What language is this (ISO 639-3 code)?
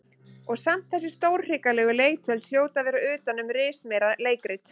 isl